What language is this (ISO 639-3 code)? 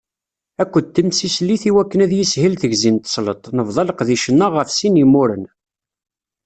kab